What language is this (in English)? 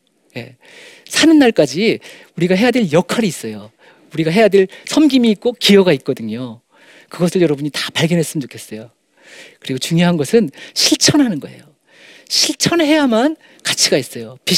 Korean